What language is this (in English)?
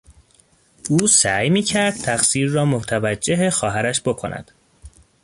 Persian